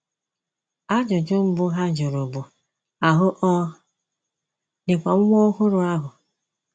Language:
Igbo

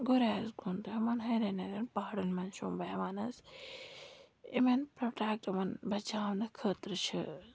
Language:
Kashmiri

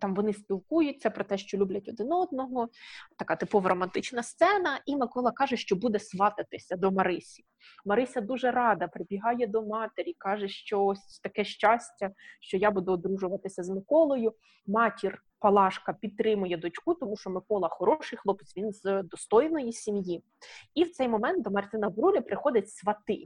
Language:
Ukrainian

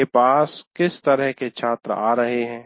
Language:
Hindi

